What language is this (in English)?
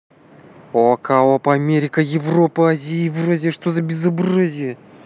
Russian